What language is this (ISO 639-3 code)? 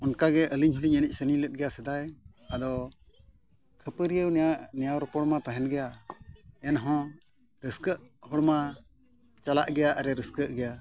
sat